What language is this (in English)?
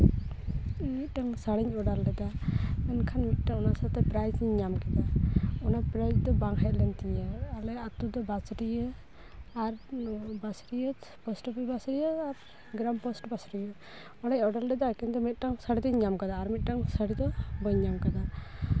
Santali